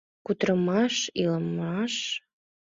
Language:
Mari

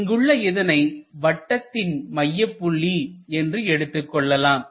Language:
Tamil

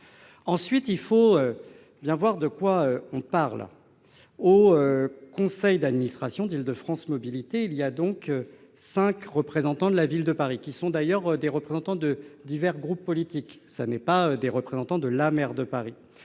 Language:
French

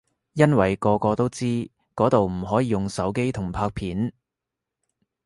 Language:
Cantonese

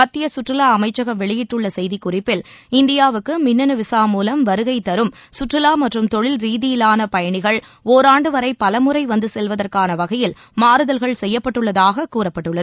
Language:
Tamil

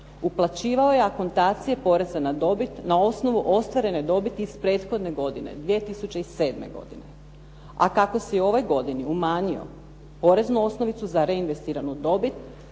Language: Croatian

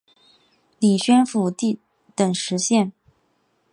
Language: Chinese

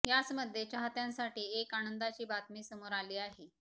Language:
Marathi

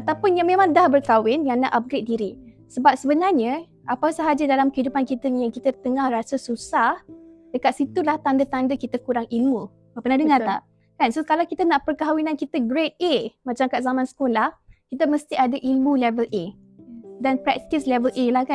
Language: Malay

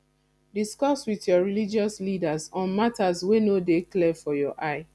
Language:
Nigerian Pidgin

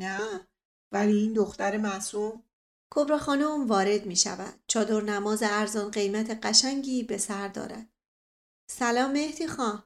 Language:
Persian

